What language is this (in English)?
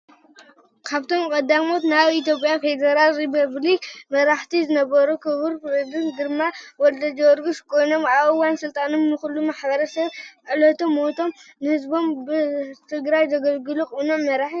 Tigrinya